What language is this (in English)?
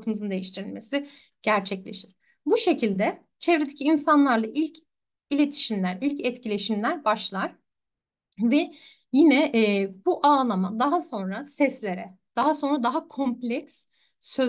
Turkish